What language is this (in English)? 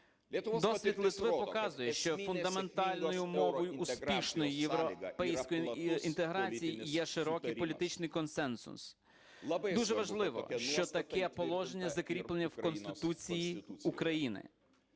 Ukrainian